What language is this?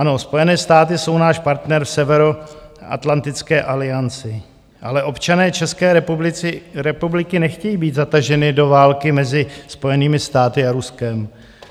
Czech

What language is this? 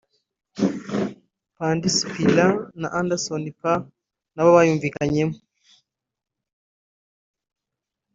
Kinyarwanda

